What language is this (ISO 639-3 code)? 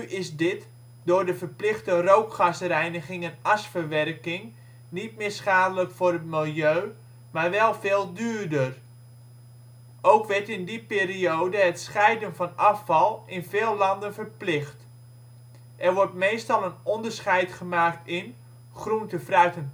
nld